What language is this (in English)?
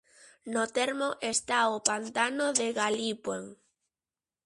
Galician